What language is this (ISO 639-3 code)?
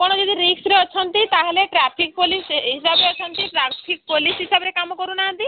ori